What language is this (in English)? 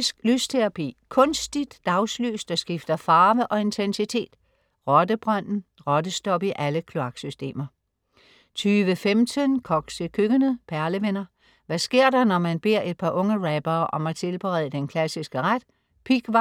Danish